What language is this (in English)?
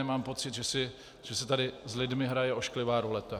Czech